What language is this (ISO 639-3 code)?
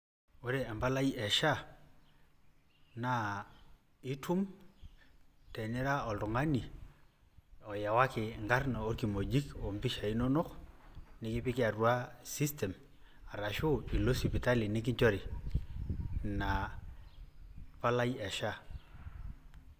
mas